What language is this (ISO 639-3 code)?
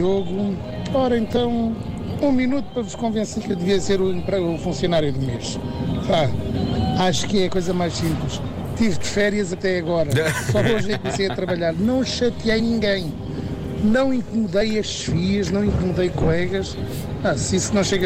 por